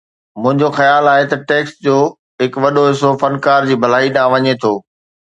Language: Sindhi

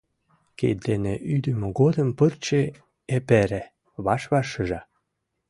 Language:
Mari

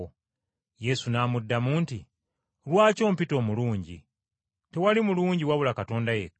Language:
Ganda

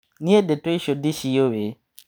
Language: Kikuyu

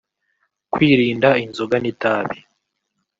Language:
Kinyarwanda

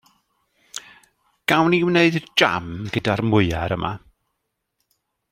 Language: Welsh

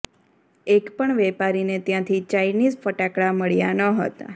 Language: Gujarati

